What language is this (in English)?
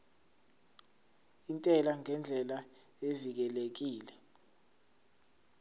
Zulu